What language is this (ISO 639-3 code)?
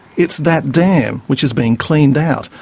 eng